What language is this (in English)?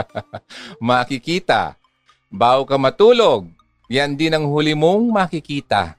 Filipino